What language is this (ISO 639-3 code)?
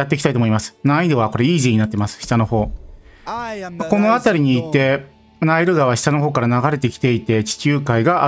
jpn